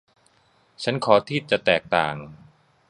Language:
Thai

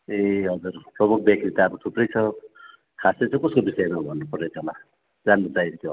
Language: Nepali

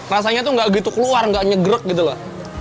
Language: Indonesian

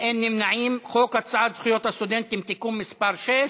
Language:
Hebrew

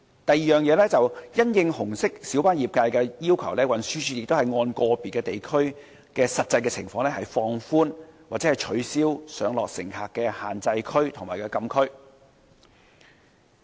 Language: Cantonese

